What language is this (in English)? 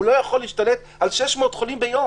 Hebrew